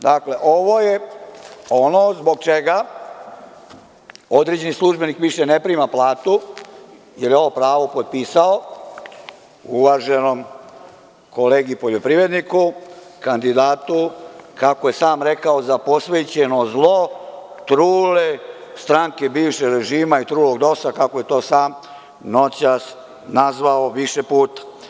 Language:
Serbian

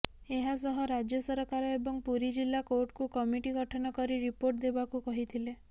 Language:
Odia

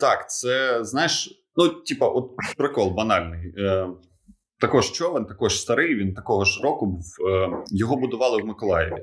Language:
Ukrainian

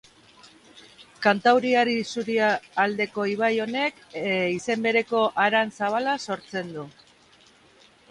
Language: Basque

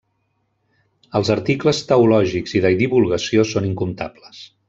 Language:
Catalan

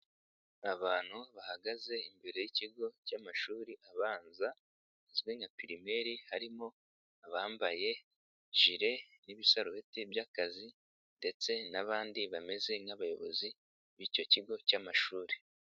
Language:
Kinyarwanda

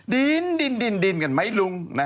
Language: Thai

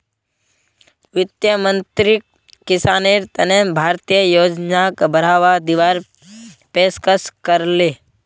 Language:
Magahi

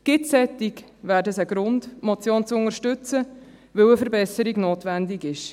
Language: Swiss German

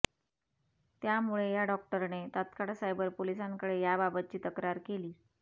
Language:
Marathi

